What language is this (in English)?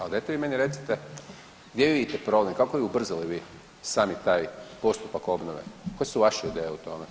Croatian